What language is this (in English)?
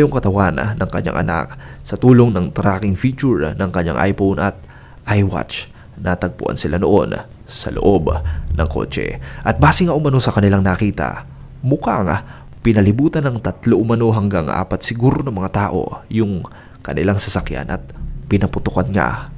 Filipino